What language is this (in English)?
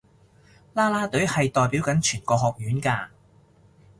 Cantonese